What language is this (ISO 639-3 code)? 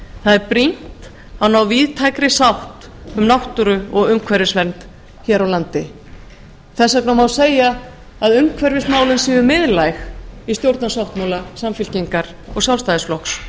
isl